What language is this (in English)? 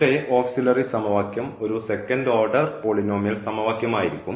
Malayalam